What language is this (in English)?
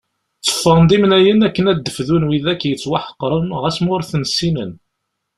Kabyle